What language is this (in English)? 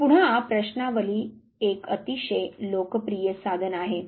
Marathi